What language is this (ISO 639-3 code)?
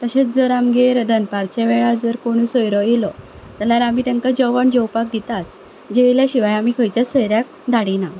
kok